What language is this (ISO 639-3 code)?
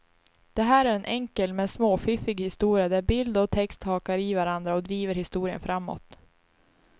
swe